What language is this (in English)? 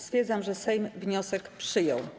Polish